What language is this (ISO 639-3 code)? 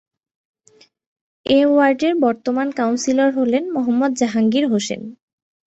ben